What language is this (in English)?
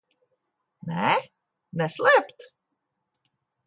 Latvian